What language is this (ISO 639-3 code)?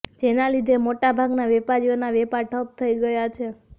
guj